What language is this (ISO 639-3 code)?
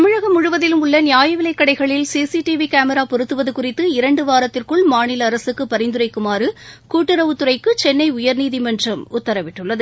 tam